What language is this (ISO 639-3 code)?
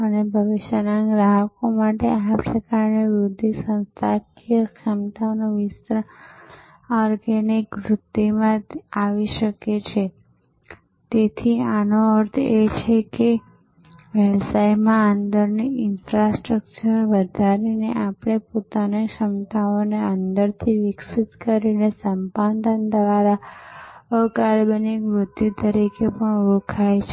guj